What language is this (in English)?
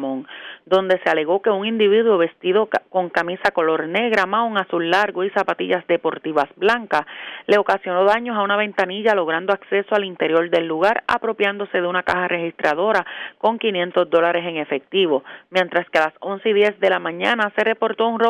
Spanish